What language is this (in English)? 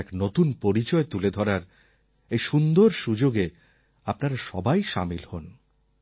Bangla